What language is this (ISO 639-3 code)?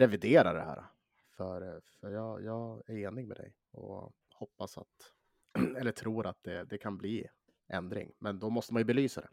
swe